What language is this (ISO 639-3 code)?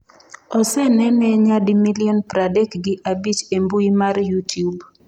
luo